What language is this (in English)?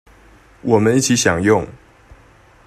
Chinese